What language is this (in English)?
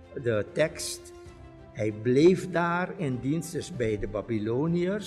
Dutch